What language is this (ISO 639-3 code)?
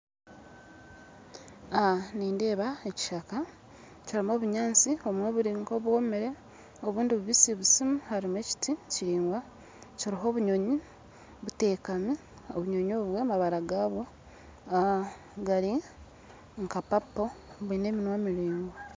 nyn